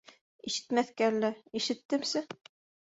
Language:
Bashkir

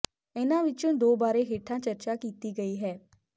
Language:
Punjabi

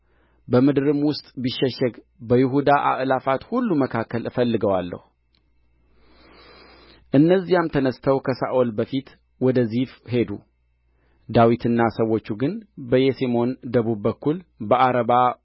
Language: Amharic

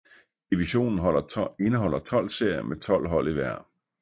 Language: Danish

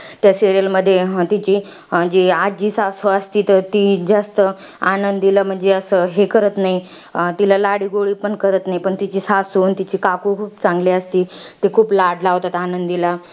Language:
Marathi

